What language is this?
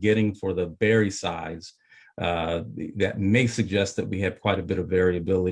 English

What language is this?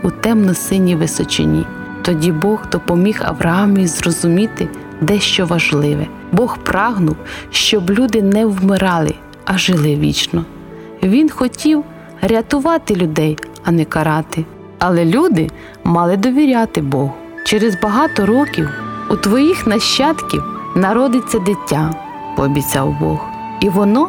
Ukrainian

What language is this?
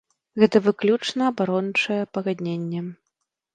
Belarusian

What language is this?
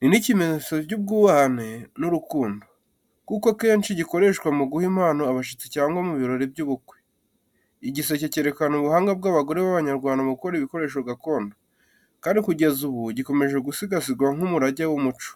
Kinyarwanda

